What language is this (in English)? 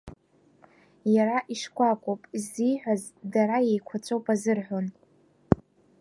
Abkhazian